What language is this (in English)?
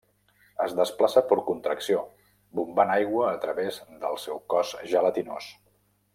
Catalan